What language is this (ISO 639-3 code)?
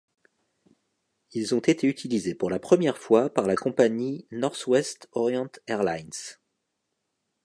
fra